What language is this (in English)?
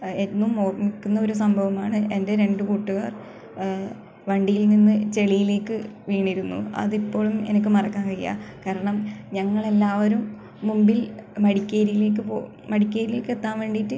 Malayalam